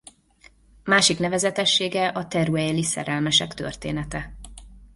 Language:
Hungarian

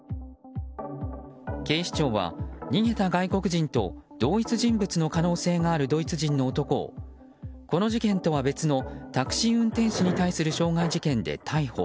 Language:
Japanese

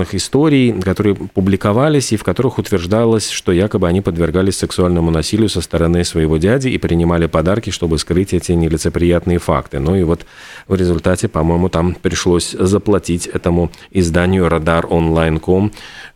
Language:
Russian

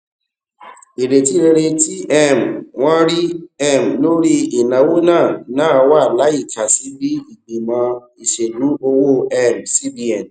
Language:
Yoruba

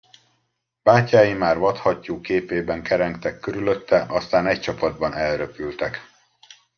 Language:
Hungarian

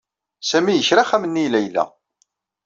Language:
Kabyle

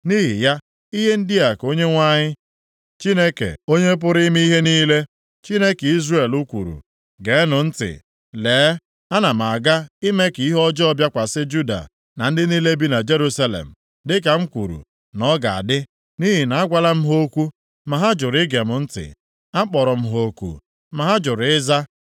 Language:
Igbo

